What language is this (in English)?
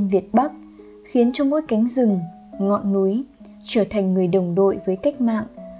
Vietnamese